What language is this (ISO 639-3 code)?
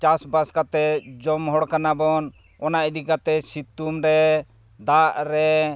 sat